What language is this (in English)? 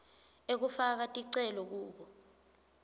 Swati